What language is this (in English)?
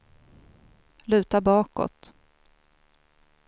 Swedish